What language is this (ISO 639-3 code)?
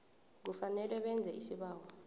nbl